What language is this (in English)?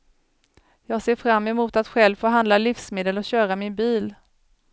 Swedish